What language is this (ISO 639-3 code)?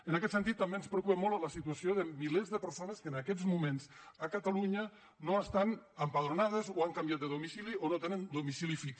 cat